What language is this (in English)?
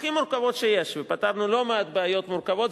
Hebrew